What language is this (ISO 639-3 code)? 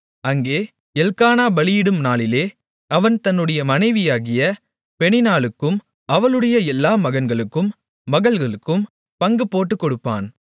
tam